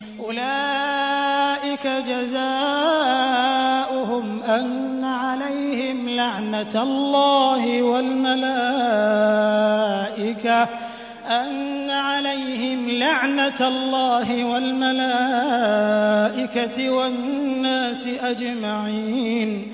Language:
Arabic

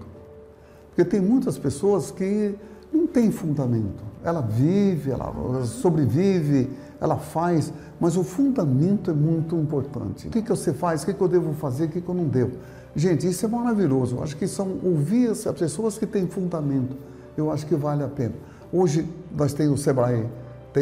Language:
Portuguese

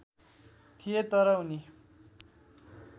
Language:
Nepali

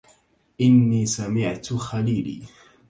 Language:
Arabic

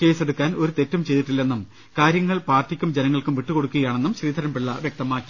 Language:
Malayalam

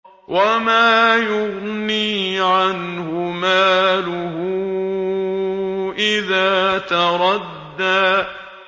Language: Arabic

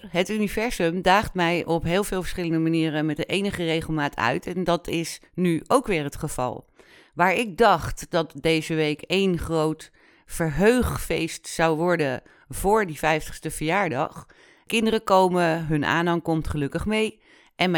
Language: Dutch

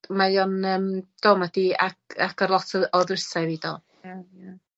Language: Welsh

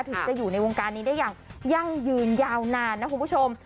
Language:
Thai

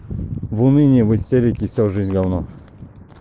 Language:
Russian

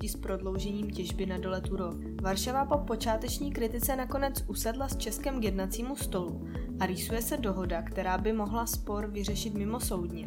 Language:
Czech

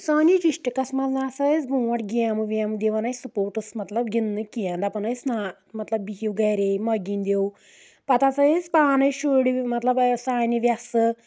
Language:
Kashmiri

